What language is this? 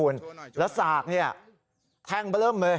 Thai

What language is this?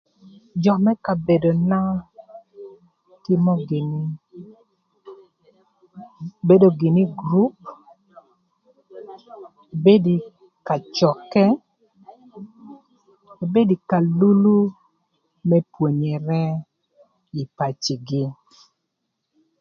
Thur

